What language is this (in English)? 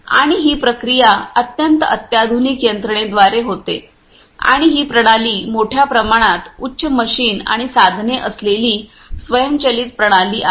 Marathi